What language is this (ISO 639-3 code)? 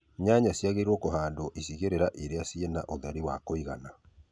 kik